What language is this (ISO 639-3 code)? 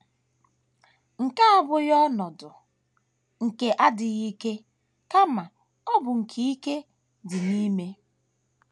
ibo